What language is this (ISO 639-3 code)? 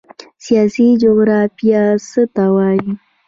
pus